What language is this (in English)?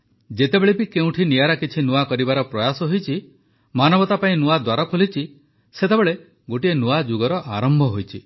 Odia